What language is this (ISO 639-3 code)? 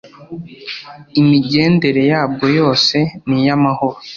kin